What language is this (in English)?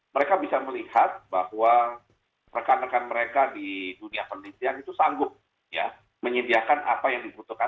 Indonesian